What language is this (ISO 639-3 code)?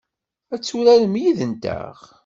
kab